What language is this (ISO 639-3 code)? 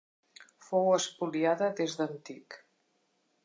cat